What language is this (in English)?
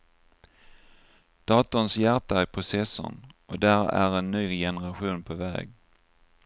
Swedish